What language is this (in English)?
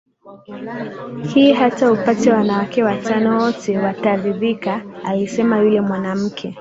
Swahili